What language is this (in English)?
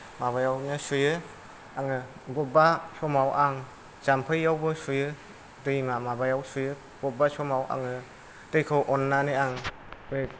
Bodo